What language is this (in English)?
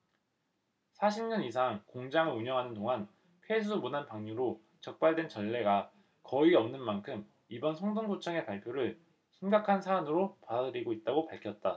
Korean